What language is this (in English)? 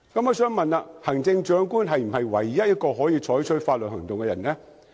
Cantonese